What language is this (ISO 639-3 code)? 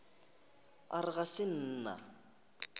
nso